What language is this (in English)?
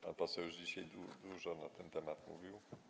Polish